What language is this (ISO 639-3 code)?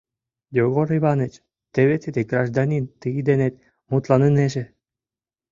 chm